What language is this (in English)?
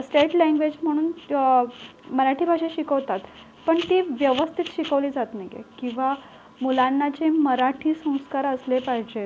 Marathi